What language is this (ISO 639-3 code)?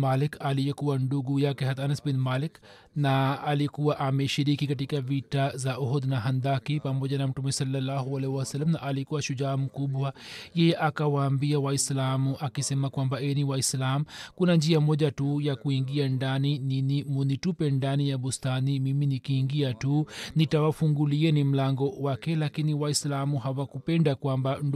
swa